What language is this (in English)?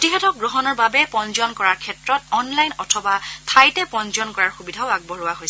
Assamese